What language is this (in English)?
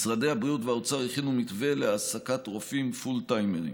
Hebrew